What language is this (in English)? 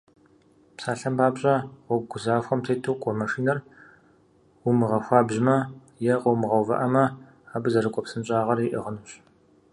Kabardian